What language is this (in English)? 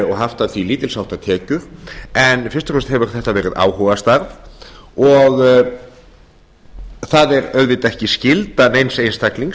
Icelandic